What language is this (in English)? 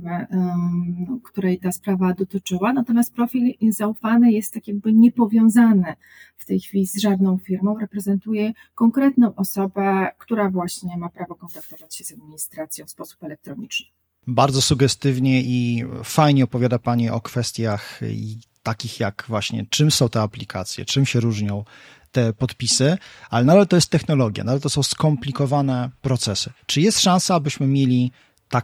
Polish